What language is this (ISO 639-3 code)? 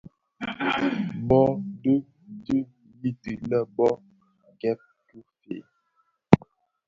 ksf